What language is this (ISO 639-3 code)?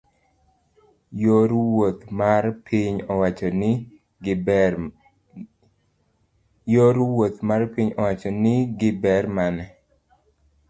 luo